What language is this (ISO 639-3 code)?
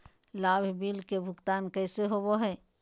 mag